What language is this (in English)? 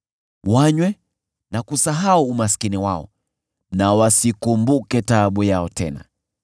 Swahili